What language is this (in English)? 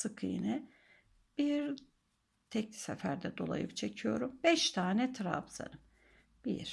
Turkish